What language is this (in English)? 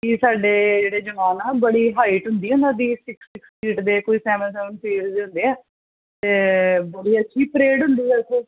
Punjabi